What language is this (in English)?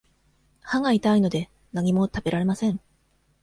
Japanese